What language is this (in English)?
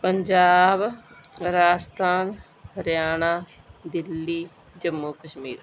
Punjabi